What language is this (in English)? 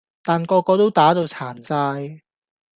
Cantonese